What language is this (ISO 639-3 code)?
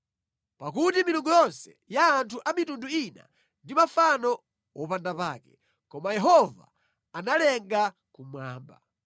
nya